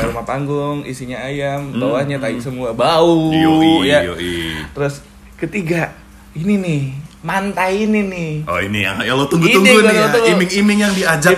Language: Indonesian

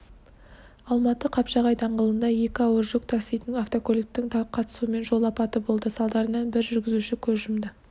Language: Kazakh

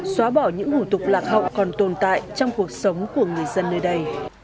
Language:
Vietnamese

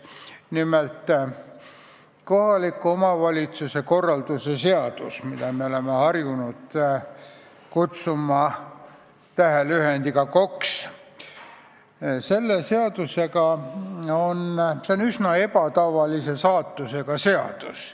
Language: Estonian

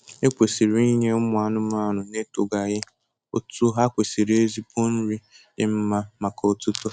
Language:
Igbo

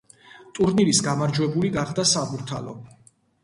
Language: Georgian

